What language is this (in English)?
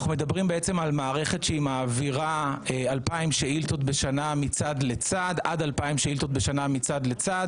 Hebrew